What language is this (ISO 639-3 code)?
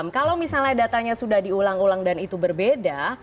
ind